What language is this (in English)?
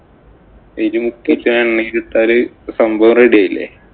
Malayalam